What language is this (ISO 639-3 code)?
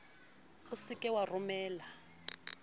sot